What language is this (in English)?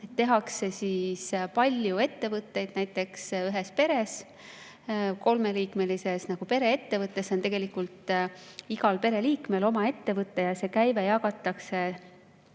Estonian